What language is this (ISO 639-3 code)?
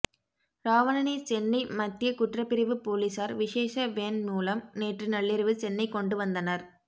tam